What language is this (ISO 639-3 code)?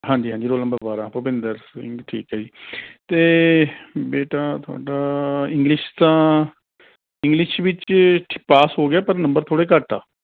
pan